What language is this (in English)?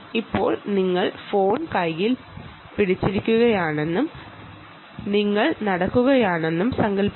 Malayalam